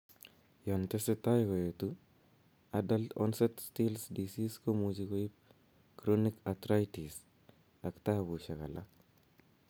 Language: Kalenjin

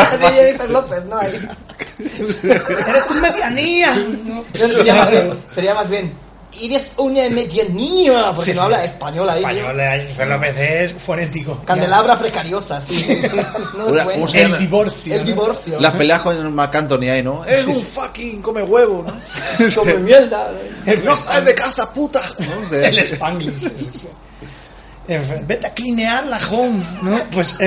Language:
Spanish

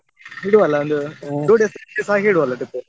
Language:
Kannada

